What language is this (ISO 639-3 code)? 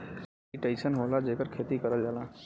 bho